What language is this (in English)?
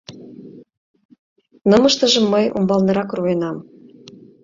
Mari